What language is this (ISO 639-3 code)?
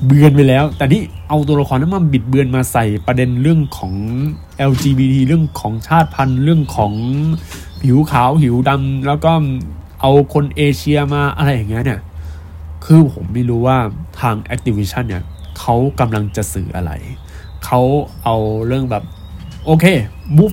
tha